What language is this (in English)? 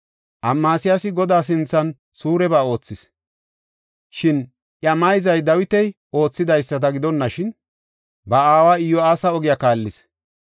Gofa